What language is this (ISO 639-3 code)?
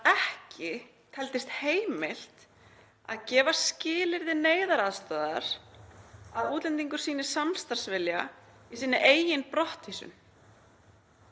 isl